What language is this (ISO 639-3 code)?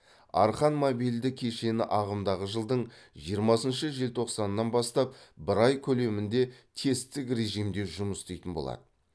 kaz